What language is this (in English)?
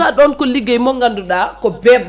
Fula